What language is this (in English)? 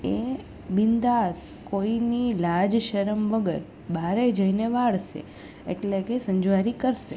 Gujarati